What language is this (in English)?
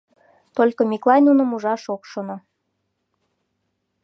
Mari